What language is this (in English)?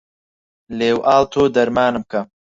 Central Kurdish